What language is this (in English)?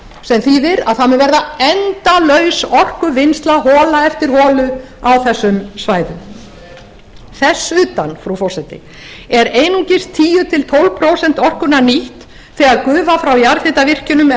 Icelandic